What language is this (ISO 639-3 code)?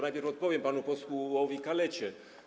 pol